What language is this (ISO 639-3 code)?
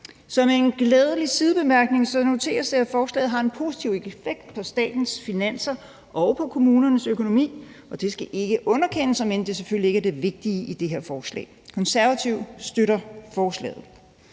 dan